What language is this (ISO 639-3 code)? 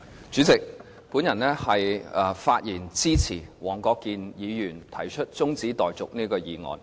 yue